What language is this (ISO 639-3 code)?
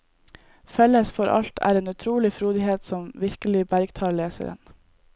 nor